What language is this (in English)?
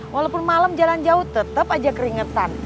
Indonesian